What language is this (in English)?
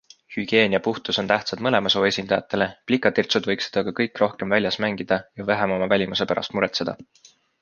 Estonian